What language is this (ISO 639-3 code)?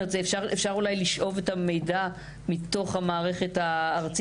heb